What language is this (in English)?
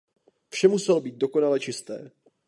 Czech